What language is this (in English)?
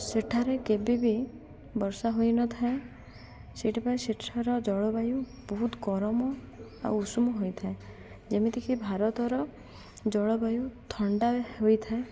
Odia